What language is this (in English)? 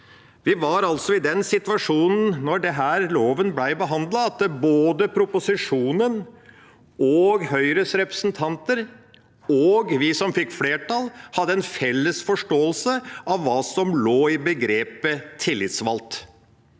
Norwegian